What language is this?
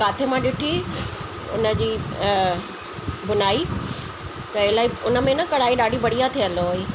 Sindhi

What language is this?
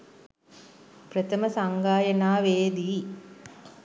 Sinhala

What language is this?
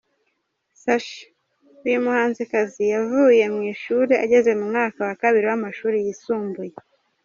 Kinyarwanda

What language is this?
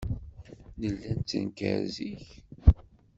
Kabyle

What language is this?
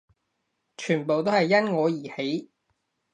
Cantonese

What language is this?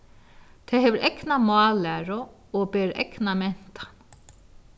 Faroese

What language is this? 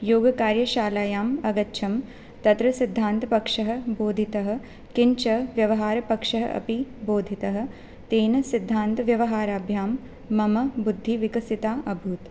Sanskrit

